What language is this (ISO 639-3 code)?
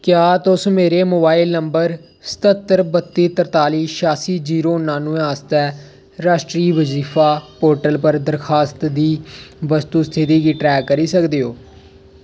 doi